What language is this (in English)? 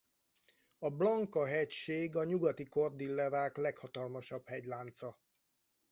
Hungarian